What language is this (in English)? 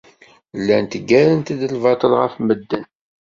Kabyle